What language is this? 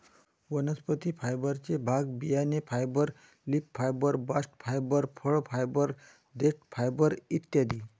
Marathi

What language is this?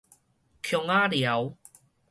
Min Nan Chinese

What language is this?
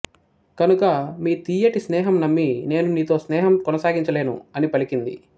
Telugu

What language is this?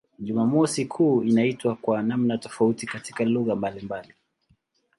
Swahili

